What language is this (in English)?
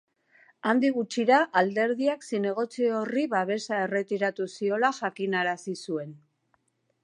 Basque